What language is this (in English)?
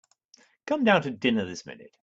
English